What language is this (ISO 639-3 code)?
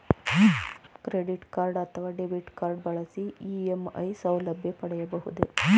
kan